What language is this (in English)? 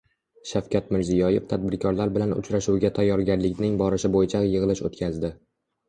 Uzbek